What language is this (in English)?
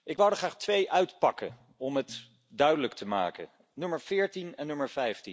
Dutch